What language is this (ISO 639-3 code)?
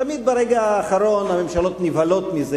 heb